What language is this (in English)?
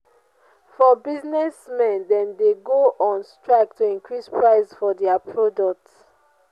Nigerian Pidgin